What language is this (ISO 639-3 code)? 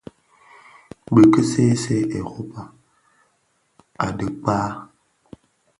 ksf